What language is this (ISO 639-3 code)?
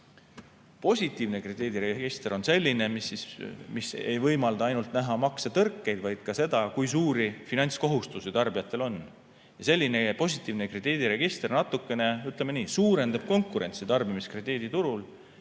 est